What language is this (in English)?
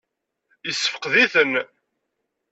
Kabyle